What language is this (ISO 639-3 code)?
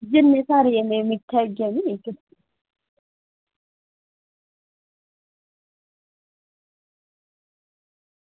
doi